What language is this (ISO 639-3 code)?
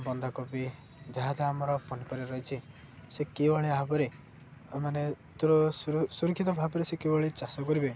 ori